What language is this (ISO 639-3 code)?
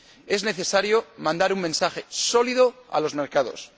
spa